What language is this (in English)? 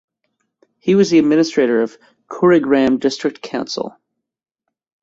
English